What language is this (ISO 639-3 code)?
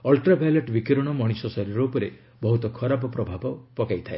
ori